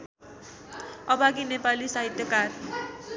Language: Nepali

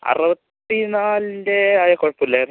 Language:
Malayalam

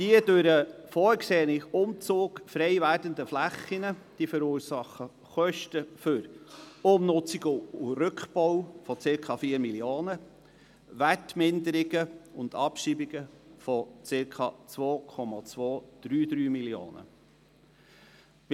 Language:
Swiss German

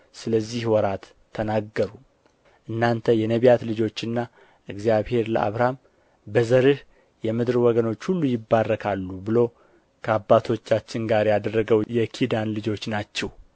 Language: Amharic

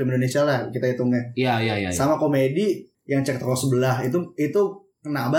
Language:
Indonesian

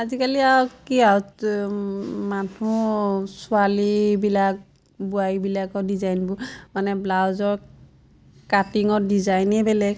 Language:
Assamese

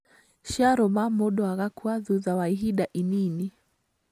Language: Kikuyu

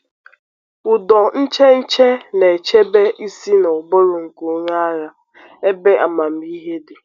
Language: Igbo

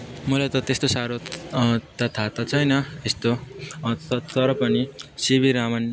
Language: Nepali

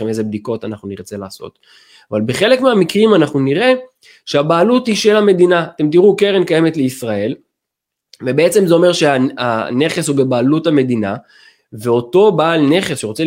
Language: Hebrew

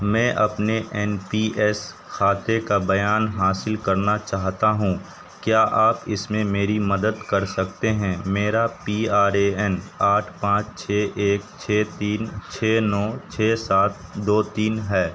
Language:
Urdu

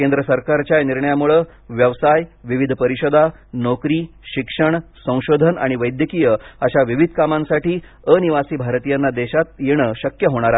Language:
Marathi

